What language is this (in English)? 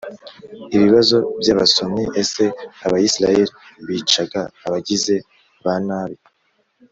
Kinyarwanda